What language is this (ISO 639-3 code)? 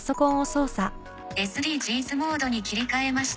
jpn